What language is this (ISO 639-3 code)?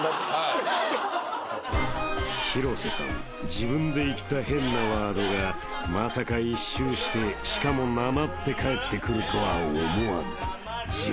jpn